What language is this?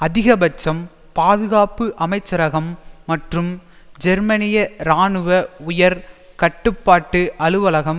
Tamil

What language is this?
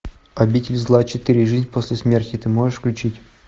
Russian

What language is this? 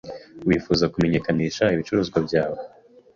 Kinyarwanda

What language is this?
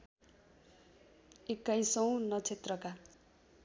Nepali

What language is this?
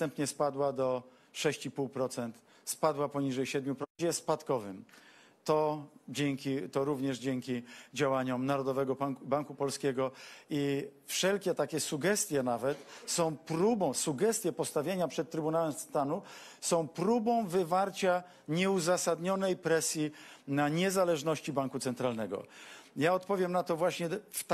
Polish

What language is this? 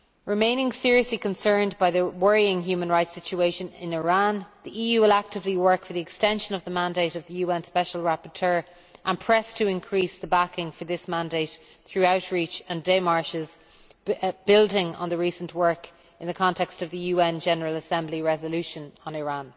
English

